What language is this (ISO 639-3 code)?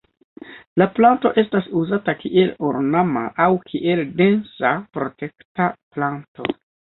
epo